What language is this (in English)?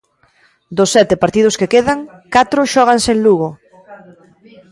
Galician